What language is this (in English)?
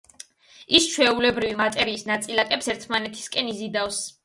Georgian